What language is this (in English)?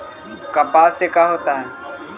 Magahi